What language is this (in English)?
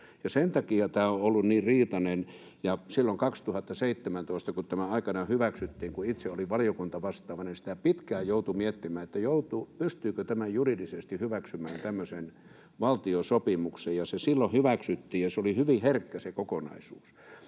Finnish